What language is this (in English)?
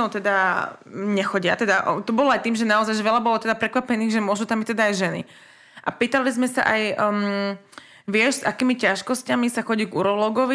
Slovak